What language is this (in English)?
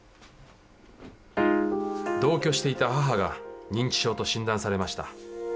Japanese